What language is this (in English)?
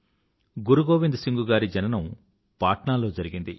Telugu